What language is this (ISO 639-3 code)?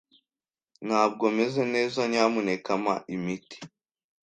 kin